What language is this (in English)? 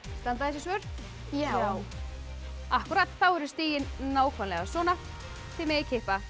Icelandic